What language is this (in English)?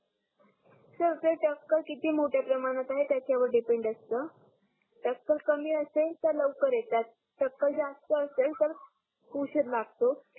Marathi